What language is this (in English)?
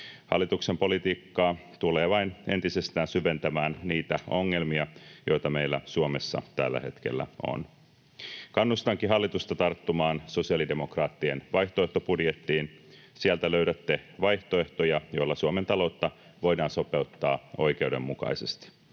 Finnish